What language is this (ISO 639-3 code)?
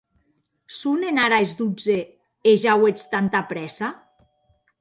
oci